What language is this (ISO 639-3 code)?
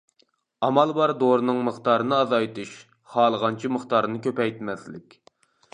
uig